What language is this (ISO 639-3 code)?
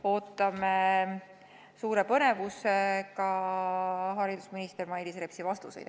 est